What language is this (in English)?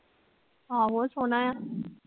Punjabi